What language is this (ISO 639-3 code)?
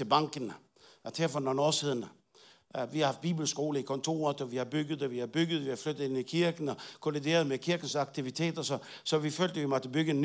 dan